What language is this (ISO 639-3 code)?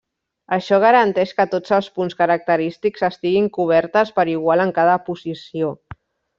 cat